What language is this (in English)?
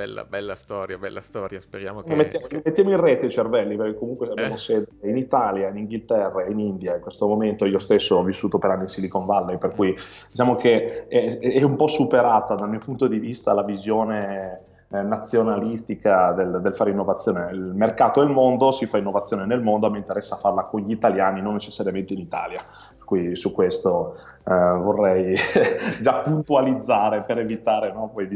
Italian